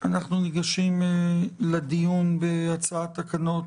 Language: Hebrew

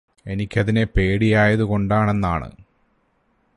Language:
Malayalam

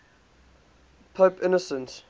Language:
English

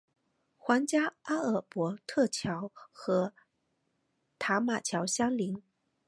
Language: Chinese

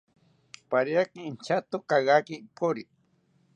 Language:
South Ucayali Ashéninka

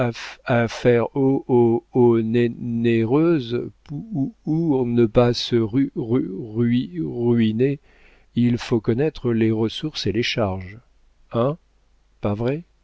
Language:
French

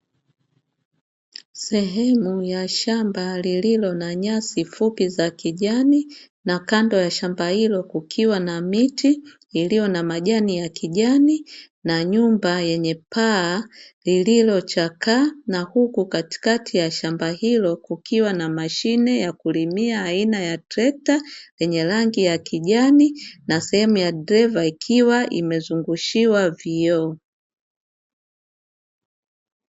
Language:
Swahili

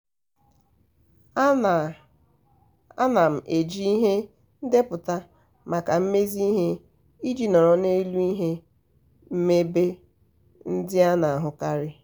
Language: Igbo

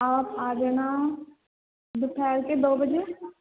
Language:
Urdu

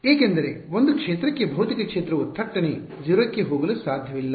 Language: Kannada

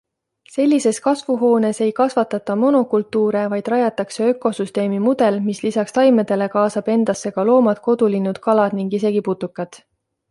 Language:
Estonian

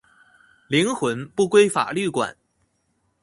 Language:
Chinese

